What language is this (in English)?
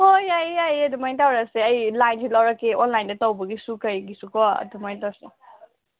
Manipuri